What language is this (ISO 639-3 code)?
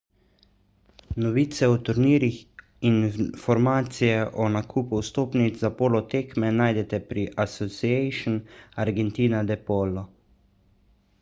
slv